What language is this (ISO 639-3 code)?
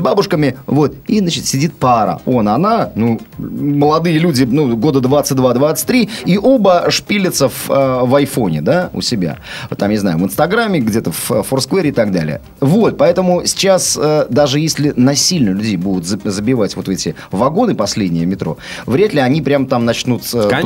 rus